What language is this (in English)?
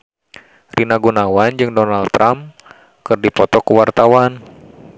Sundanese